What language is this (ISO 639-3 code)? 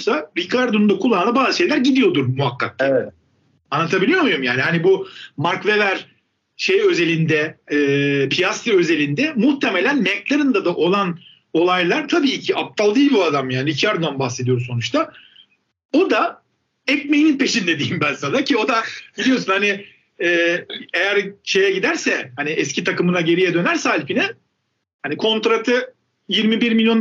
tur